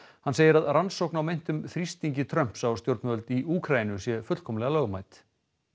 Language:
Icelandic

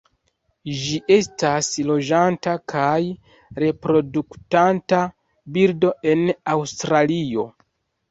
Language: Esperanto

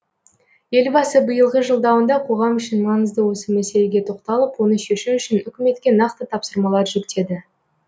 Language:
Kazakh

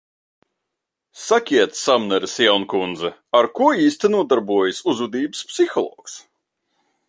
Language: Latvian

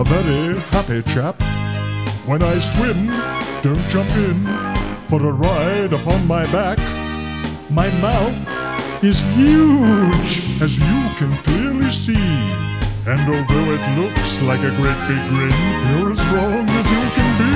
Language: English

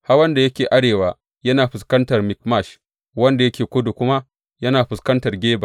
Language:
Hausa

